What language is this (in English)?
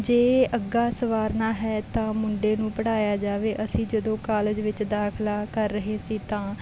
Punjabi